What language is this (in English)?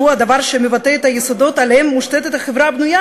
Hebrew